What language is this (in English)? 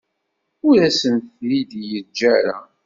Kabyle